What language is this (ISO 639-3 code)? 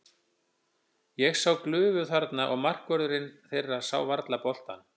isl